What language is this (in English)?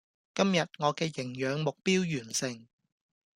Cantonese